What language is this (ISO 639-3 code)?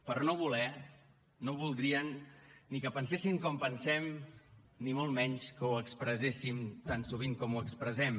cat